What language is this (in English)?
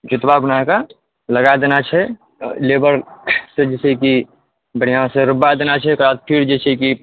Maithili